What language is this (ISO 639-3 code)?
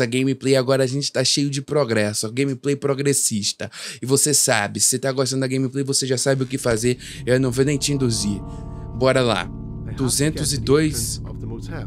por